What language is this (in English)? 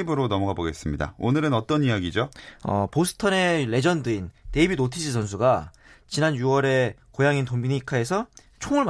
Korean